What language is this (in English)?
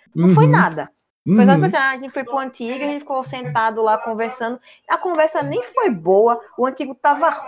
Portuguese